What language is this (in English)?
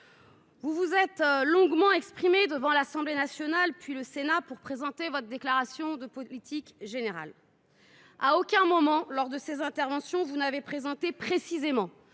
French